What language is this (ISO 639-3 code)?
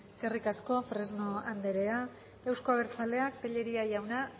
eus